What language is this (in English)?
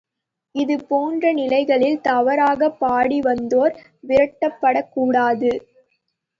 Tamil